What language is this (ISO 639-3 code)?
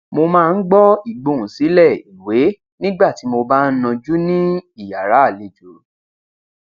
yor